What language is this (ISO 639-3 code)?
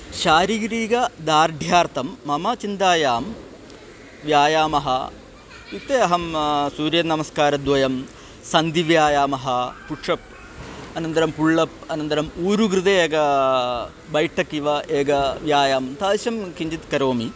san